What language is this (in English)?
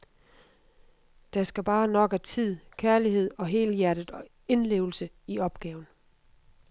Danish